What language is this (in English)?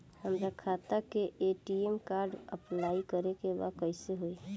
Bhojpuri